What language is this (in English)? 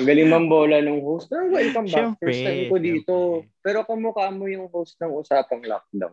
Filipino